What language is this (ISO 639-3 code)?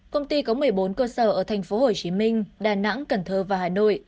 vie